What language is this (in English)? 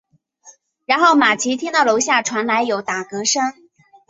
Chinese